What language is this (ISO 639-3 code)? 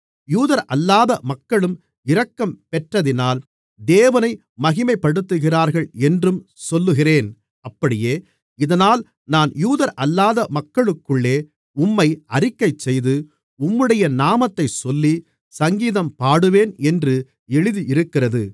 tam